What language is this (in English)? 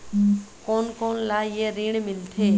Chhattisgarhi